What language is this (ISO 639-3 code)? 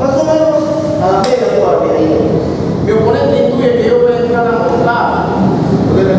spa